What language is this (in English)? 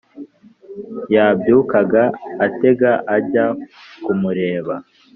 Kinyarwanda